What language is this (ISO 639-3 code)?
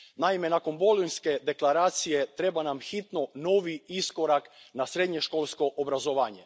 hrv